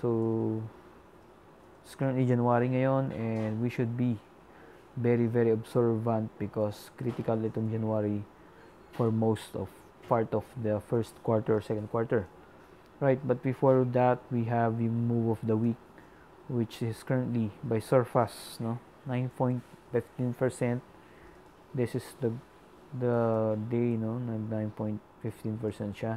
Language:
Filipino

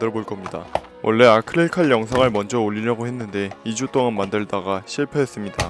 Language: Korean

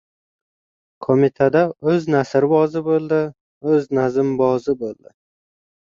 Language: Uzbek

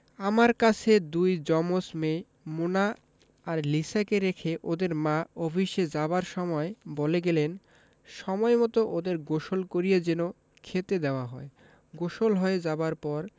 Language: Bangla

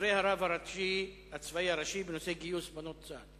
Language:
Hebrew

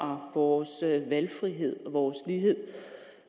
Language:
Danish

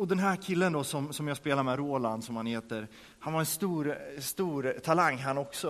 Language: Swedish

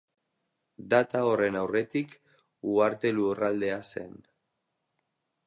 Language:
Basque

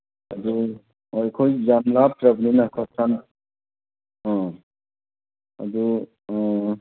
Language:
Manipuri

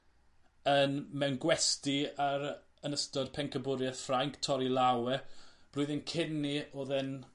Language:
Welsh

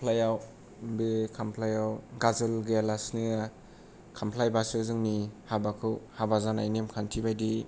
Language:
Bodo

